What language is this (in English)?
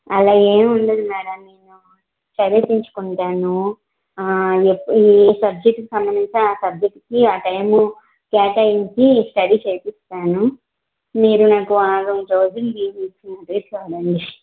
Telugu